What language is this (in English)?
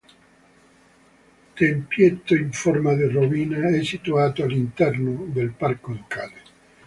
Italian